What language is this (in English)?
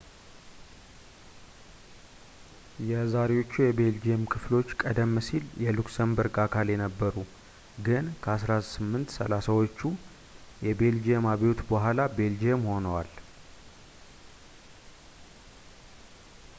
Amharic